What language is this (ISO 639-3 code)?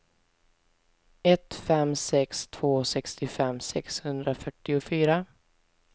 swe